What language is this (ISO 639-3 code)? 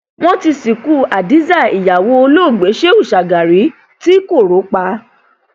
yor